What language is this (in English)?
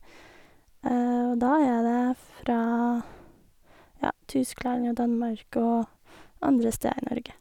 Norwegian